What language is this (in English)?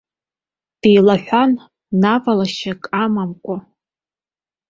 Abkhazian